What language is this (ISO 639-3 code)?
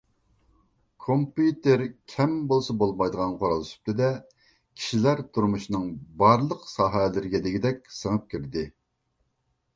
uig